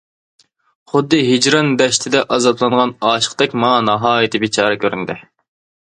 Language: Uyghur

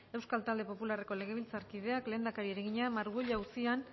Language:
Basque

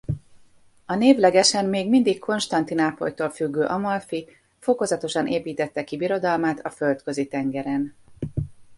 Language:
Hungarian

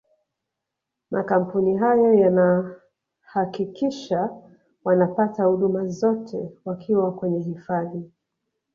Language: Swahili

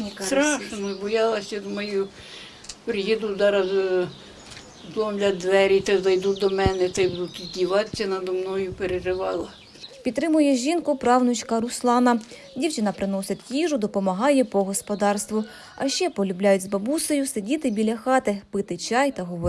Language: Ukrainian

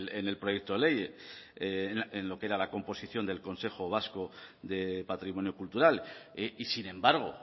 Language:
Spanish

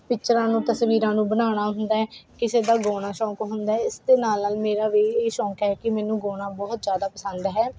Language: Punjabi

